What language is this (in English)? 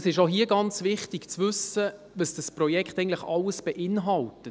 Swiss German